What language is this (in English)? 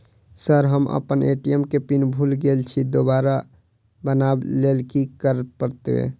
Maithili